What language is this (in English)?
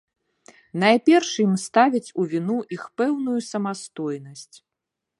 Belarusian